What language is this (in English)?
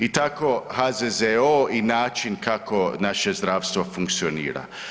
Croatian